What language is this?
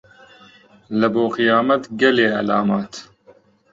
Central Kurdish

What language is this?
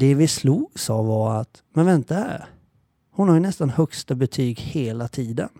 Swedish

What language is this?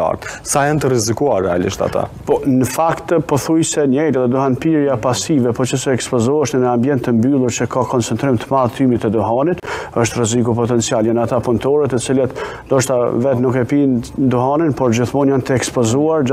Romanian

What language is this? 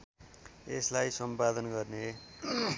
Nepali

